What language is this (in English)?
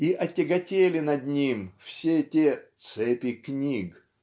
Russian